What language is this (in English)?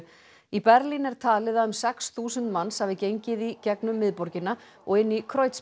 Icelandic